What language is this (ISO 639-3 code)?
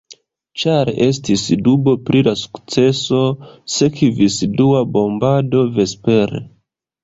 epo